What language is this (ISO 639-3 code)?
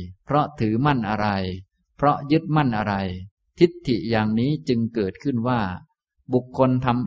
tha